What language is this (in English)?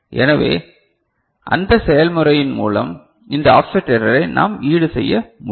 Tamil